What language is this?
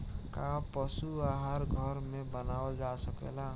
Bhojpuri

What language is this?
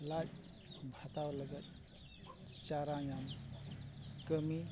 Santali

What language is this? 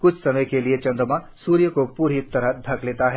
Hindi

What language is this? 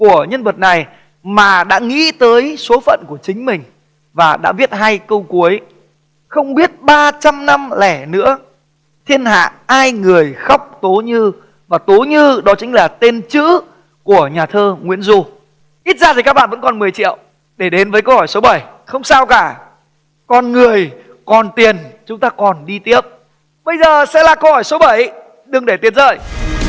Vietnamese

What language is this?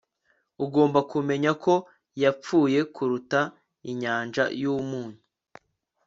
Kinyarwanda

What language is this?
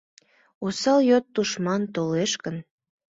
Mari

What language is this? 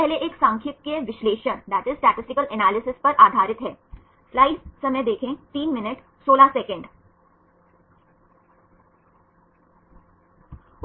Hindi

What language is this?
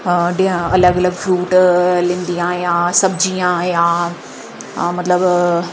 Dogri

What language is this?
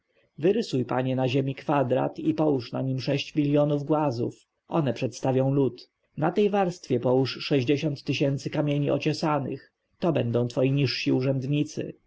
Polish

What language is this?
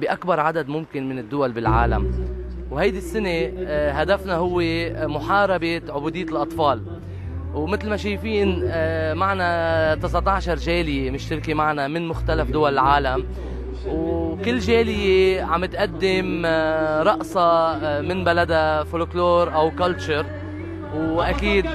Arabic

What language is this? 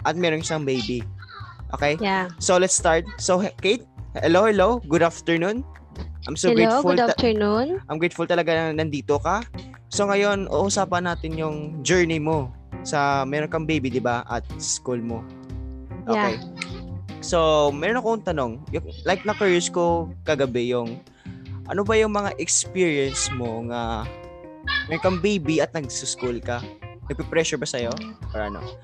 Filipino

